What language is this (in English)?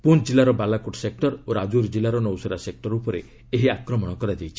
Odia